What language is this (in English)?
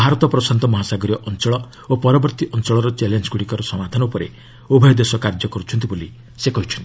Odia